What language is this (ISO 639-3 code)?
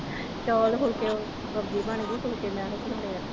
pan